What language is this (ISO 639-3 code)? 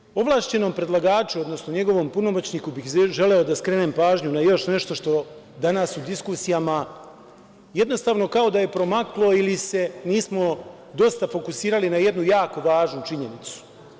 srp